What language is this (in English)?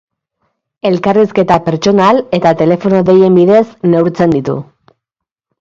Basque